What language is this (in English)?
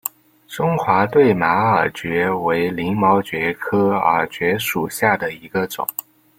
Chinese